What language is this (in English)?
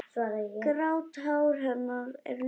Icelandic